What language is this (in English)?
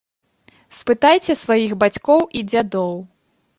Belarusian